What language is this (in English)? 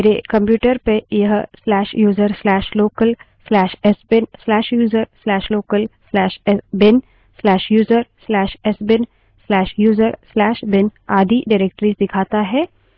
Hindi